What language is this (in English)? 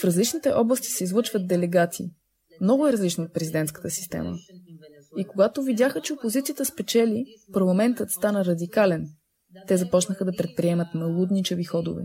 Bulgarian